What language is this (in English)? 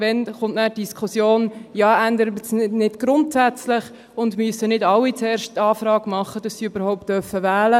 Swiss German